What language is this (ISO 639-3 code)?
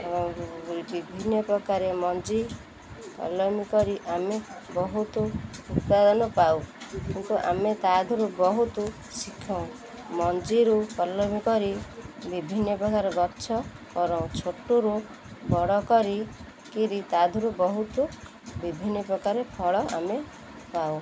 ori